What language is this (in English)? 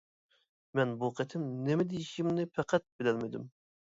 Uyghur